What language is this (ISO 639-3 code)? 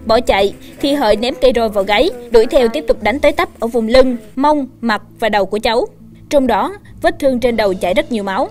vie